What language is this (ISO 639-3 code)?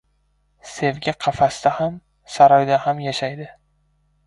uzb